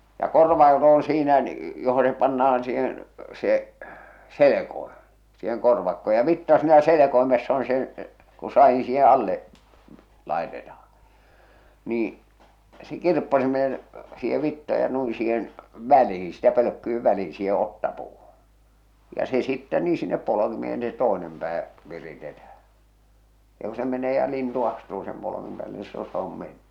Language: Finnish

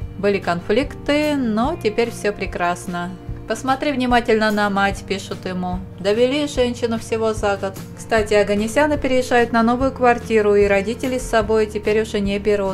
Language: Russian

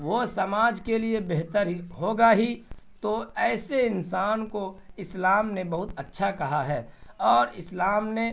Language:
Urdu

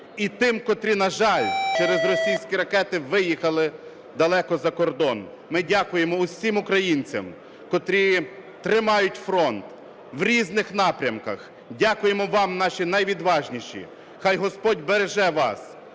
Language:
Ukrainian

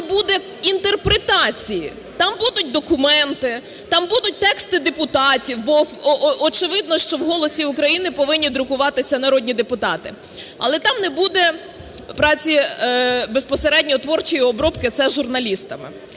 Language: Ukrainian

